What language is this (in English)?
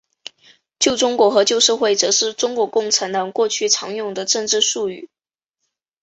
Chinese